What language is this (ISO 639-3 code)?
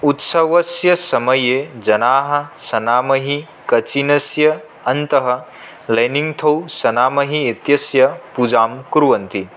san